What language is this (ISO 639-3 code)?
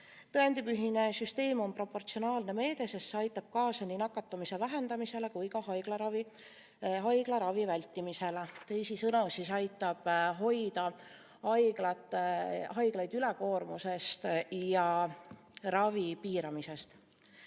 est